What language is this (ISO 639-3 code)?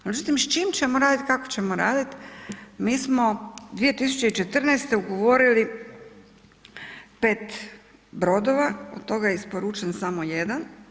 hrv